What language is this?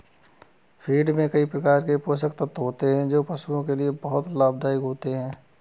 Hindi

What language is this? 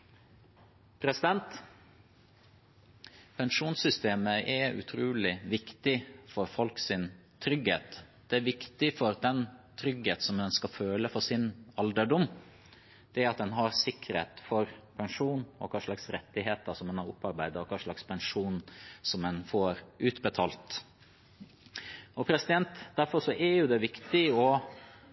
Norwegian Bokmål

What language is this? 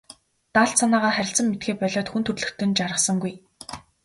Mongolian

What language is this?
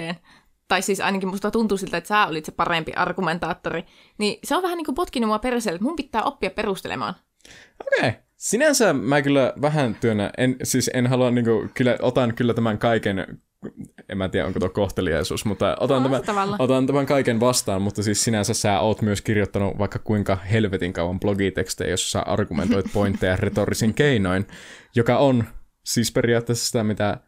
Finnish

